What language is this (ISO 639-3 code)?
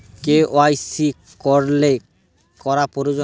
ben